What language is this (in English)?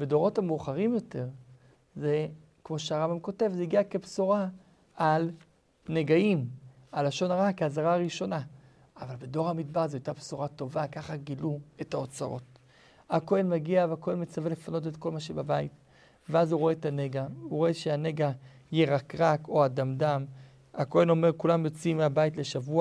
Hebrew